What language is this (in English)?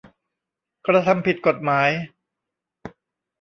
Thai